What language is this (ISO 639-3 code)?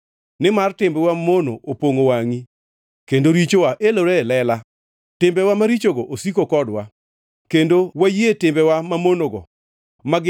luo